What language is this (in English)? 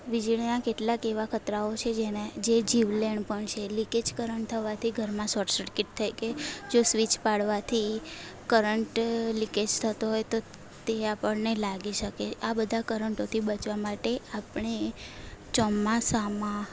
Gujarati